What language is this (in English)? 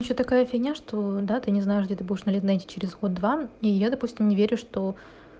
Russian